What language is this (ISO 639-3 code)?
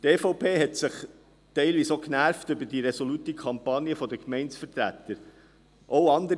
gsw